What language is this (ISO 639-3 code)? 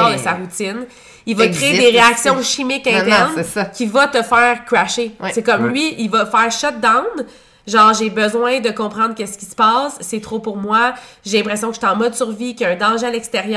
fra